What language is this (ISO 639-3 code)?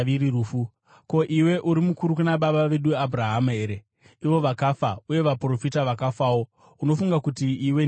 sna